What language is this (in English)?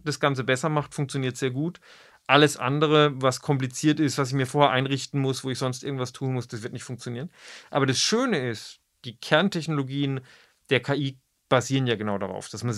German